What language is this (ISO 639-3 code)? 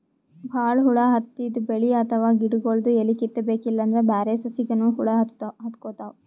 kan